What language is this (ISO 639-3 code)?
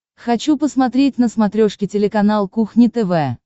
rus